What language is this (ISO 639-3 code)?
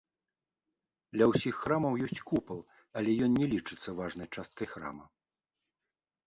bel